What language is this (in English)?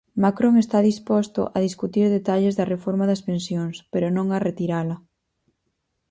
Galician